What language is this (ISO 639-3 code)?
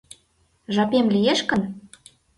chm